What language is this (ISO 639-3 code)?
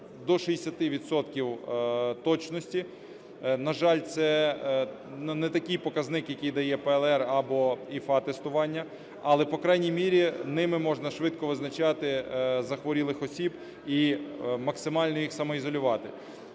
ukr